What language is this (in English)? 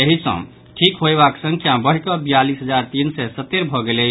Maithili